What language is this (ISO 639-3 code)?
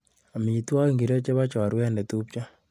kln